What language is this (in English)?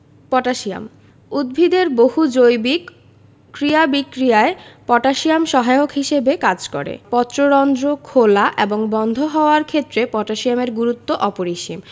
Bangla